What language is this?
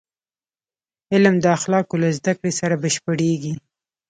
Pashto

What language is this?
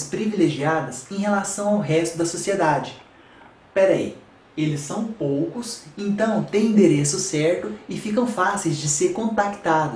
Portuguese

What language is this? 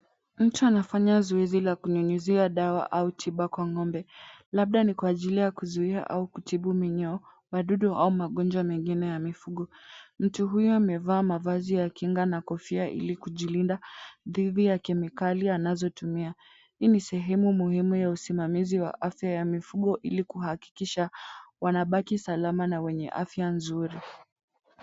Swahili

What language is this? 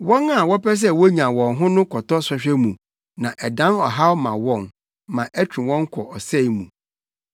Akan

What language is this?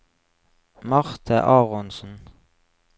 Norwegian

